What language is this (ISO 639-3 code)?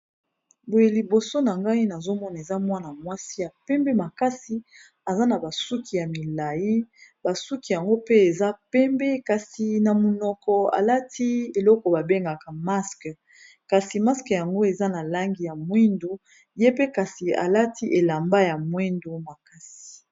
lin